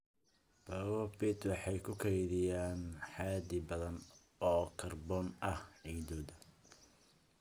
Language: Somali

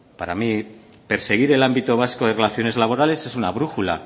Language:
Spanish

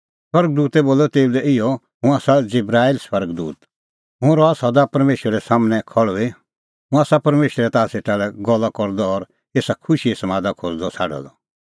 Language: Kullu Pahari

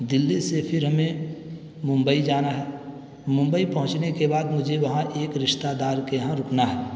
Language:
Urdu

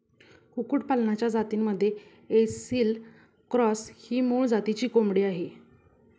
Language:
Marathi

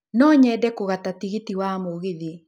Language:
Kikuyu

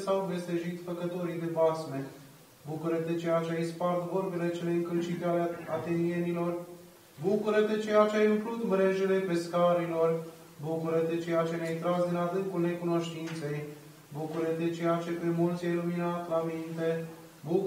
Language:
Romanian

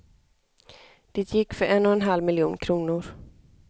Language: Swedish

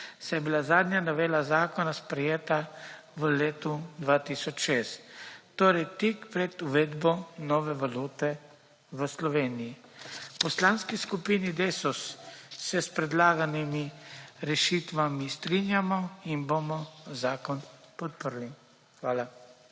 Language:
Slovenian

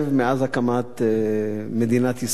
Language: Hebrew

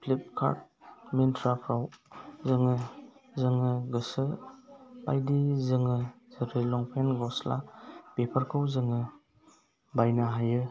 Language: Bodo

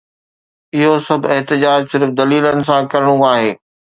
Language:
Sindhi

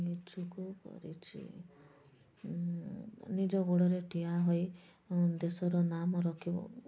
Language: Odia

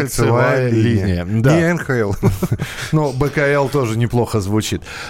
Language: Russian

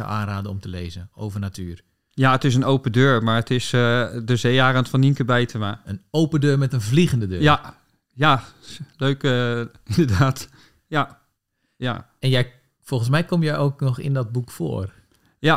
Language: Dutch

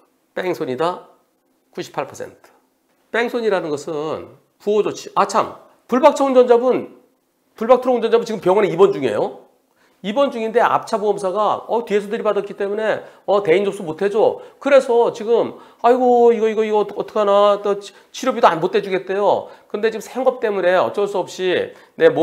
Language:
Korean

